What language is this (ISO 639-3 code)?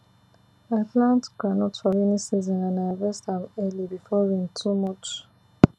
pcm